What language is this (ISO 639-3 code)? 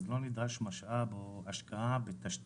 heb